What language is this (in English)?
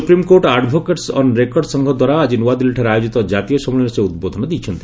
Odia